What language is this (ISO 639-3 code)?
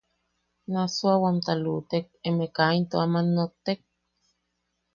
yaq